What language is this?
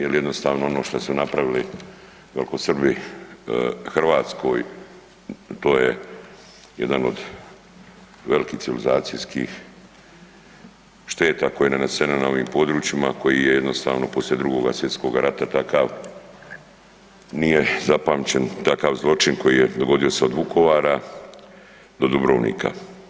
Croatian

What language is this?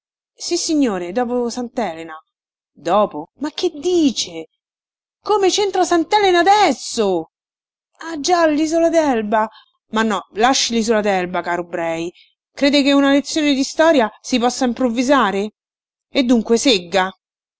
Italian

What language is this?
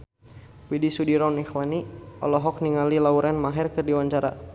Sundanese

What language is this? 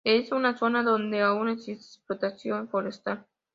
Spanish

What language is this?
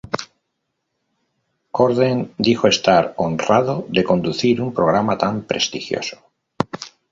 Spanish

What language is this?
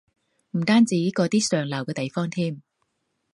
Cantonese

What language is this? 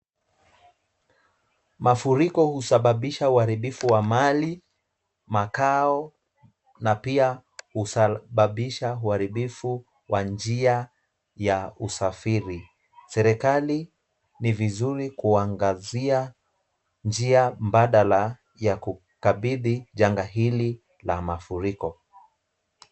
Swahili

